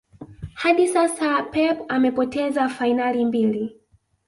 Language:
Swahili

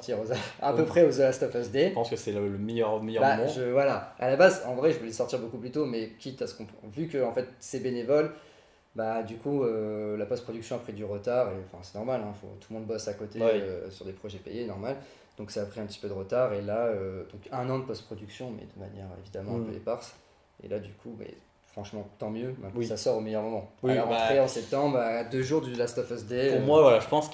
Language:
French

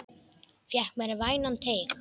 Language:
Icelandic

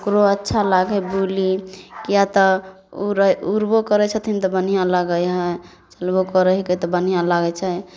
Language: Maithili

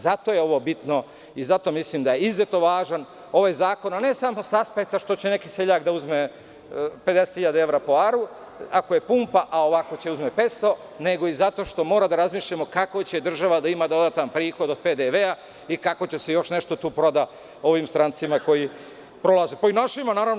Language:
Serbian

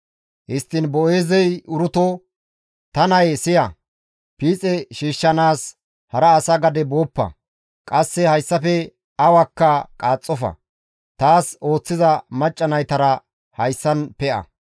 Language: Gamo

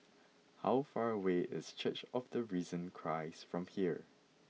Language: English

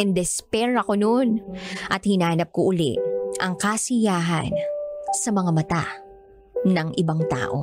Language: Filipino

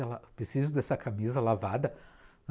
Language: Portuguese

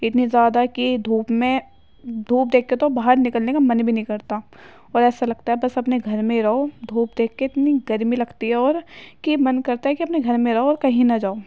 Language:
Urdu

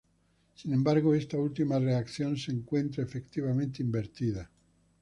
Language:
Spanish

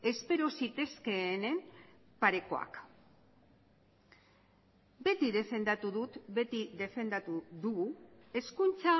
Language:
Basque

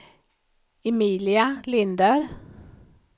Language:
Swedish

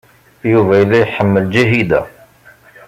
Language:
Kabyle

